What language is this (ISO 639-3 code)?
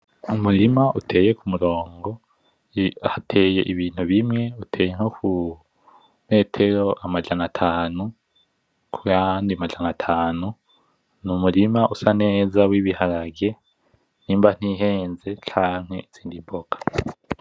run